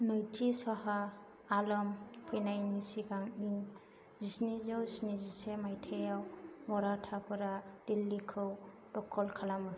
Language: Bodo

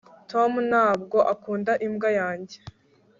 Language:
Kinyarwanda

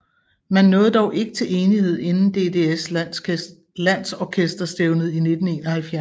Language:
Danish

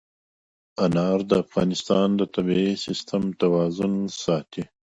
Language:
Pashto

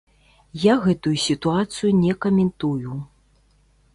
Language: Belarusian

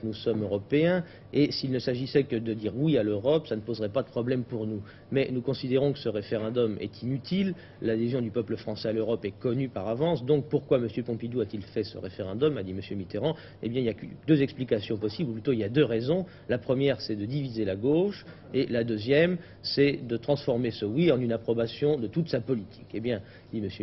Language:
French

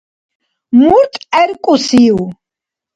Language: Dargwa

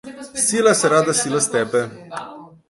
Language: Slovenian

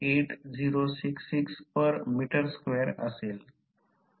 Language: Marathi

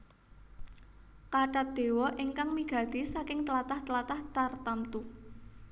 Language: Javanese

